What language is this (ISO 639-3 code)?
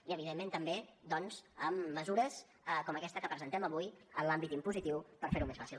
cat